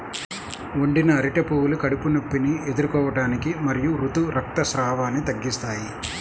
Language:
Telugu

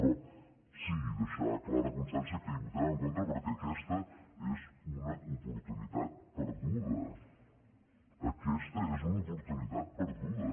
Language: Catalan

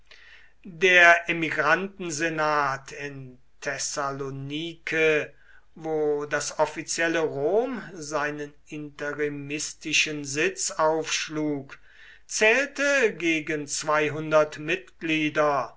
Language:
German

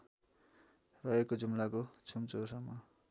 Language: Nepali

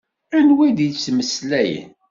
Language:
Kabyle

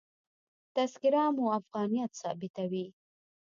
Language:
Pashto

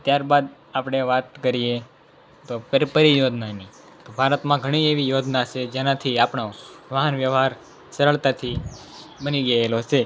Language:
Gujarati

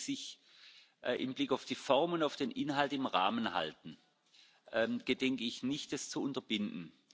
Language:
German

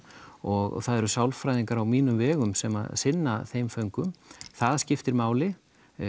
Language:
Icelandic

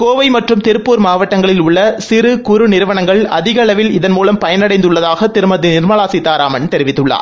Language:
Tamil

